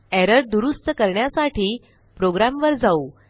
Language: Marathi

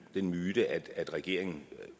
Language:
Danish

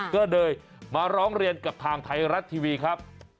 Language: Thai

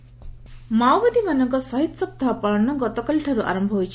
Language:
Odia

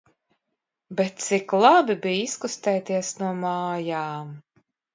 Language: Latvian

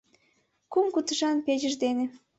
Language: Mari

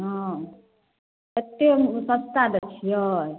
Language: Maithili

